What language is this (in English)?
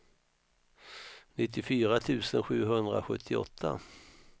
Swedish